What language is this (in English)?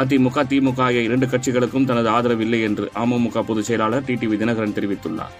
Tamil